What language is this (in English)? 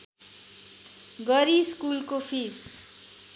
Nepali